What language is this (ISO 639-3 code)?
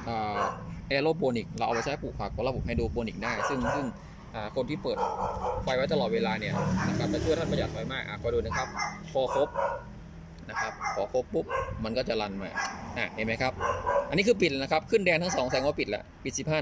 tha